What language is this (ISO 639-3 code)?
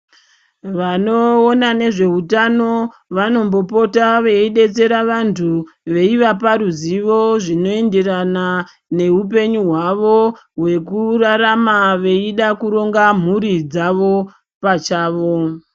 ndc